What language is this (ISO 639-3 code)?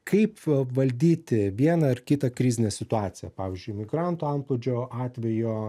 lit